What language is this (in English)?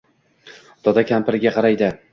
Uzbek